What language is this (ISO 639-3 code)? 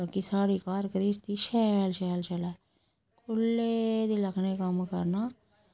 doi